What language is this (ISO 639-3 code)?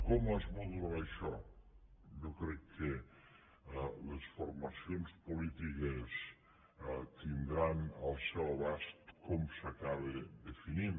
cat